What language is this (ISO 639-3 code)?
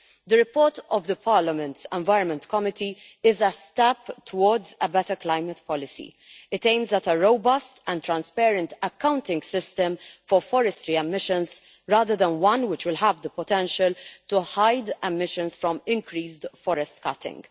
eng